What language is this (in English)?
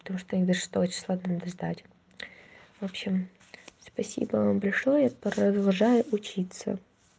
Russian